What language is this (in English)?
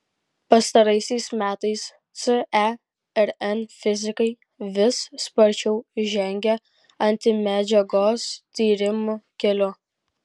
Lithuanian